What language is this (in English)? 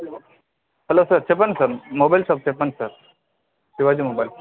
Telugu